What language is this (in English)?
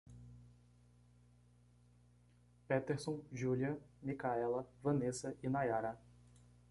Portuguese